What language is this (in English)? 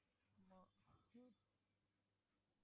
Tamil